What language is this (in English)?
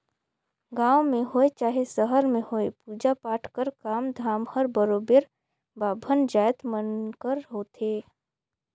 Chhattisgarhi